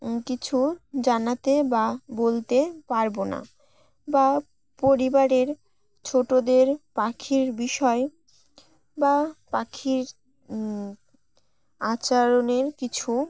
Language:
Bangla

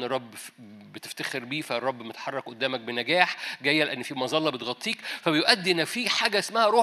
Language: Arabic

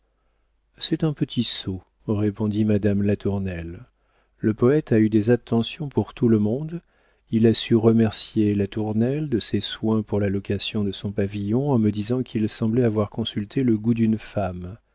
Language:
French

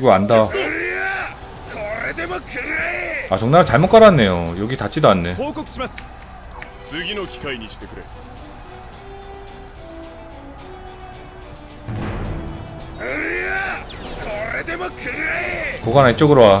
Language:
Korean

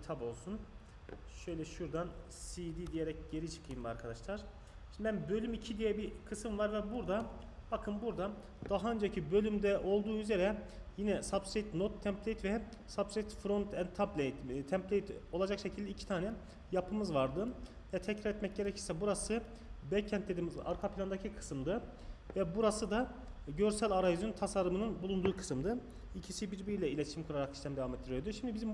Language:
Turkish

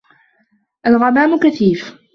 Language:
Arabic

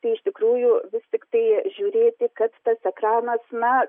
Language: Lithuanian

